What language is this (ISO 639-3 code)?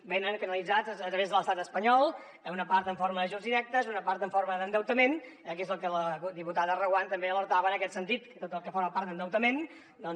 cat